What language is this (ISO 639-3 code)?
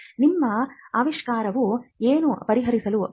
kan